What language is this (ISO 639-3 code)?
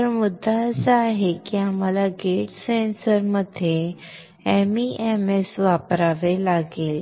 mar